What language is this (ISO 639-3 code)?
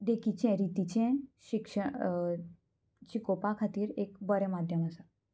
kok